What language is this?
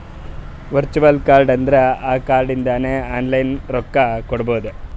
Kannada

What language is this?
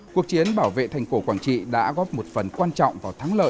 Vietnamese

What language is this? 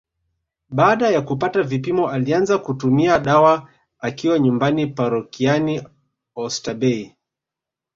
Swahili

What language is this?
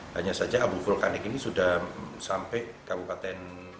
Indonesian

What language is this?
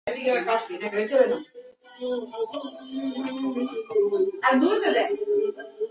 Bangla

